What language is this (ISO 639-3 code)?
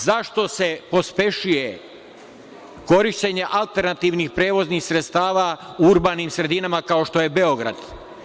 srp